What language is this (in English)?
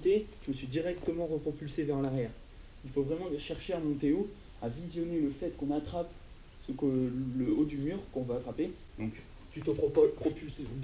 French